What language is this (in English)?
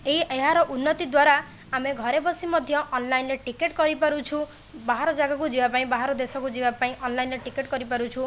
Odia